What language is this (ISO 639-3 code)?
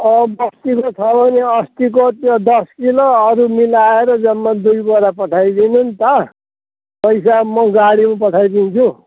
nep